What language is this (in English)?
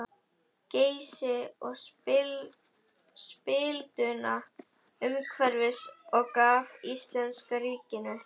Icelandic